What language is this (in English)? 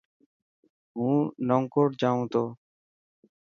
Dhatki